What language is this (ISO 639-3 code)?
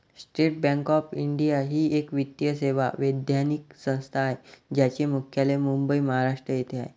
mar